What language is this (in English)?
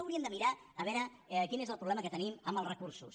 Catalan